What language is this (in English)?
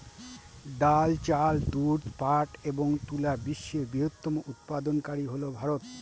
Bangla